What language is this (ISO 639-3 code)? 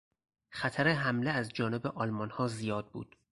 fas